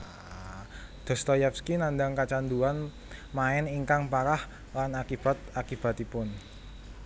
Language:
Javanese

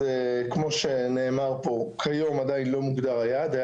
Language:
Hebrew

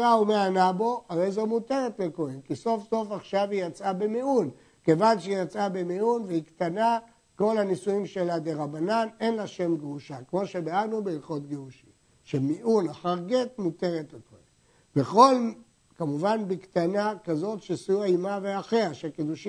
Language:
Hebrew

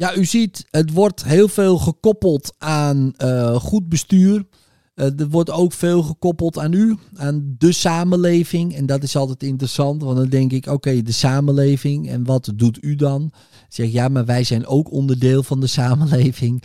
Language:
Dutch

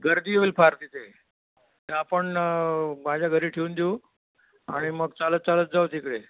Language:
Marathi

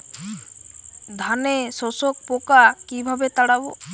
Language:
Bangla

